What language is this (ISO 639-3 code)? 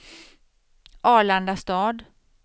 swe